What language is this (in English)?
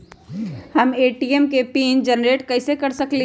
Magahi